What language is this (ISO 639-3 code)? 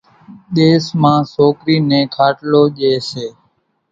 gjk